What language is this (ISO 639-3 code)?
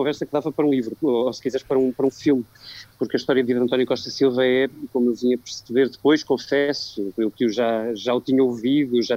por